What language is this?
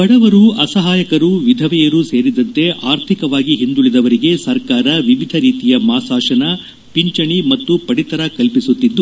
Kannada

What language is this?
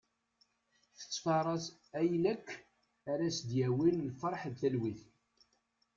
Kabyle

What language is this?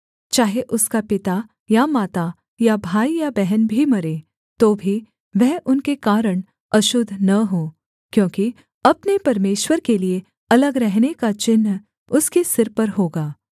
Hindi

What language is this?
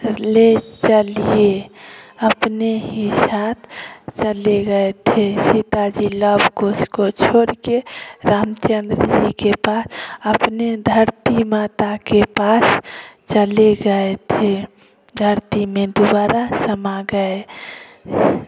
Hindi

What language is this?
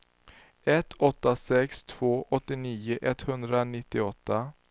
Swedish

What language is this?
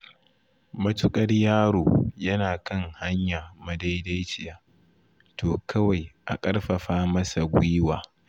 Hausa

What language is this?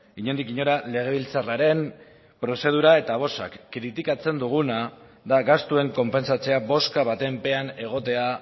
Basque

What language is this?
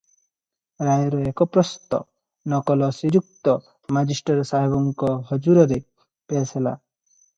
Odia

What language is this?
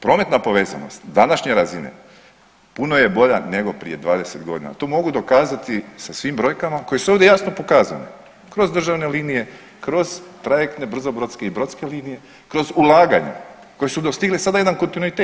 Croatian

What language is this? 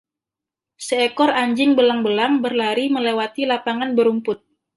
Indonesian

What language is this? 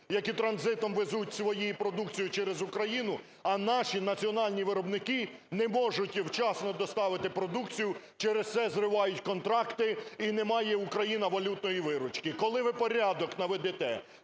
Ukrainian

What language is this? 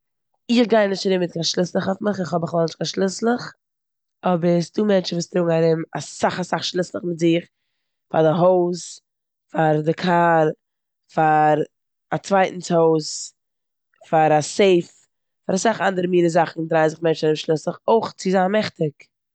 Yiddish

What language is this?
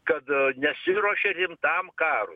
Lithuanian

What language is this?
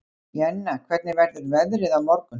Icelandic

